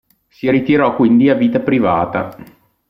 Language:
Italian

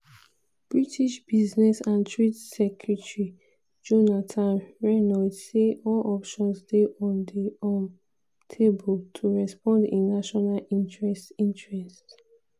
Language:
Nigerian Pidgin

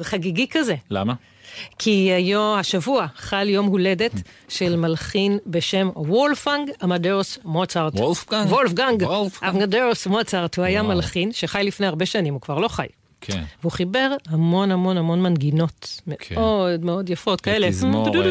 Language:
Hebrew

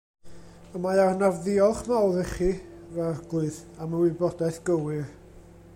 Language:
Welsh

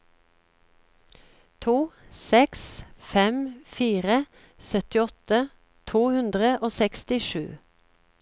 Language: Norwegian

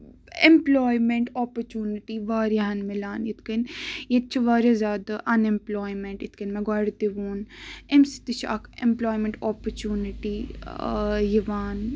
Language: Kashmiri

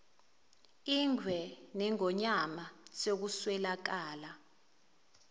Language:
Zulu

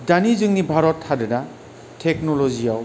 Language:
Bodo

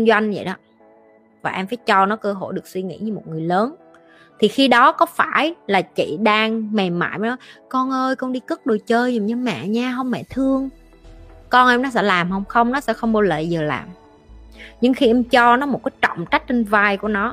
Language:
Vietnamese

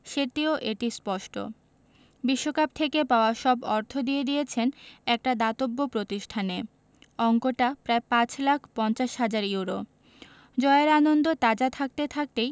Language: Bangla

